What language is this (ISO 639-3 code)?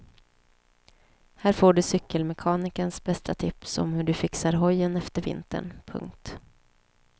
swe